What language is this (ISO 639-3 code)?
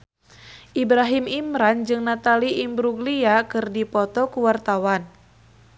sun